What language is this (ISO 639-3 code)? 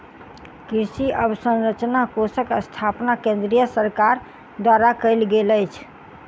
mai